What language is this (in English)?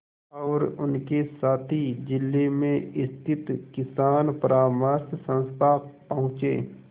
Hindi